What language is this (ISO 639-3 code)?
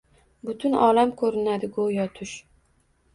uzb